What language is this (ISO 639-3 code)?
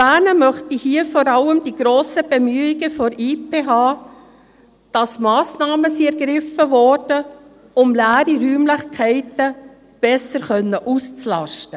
gsw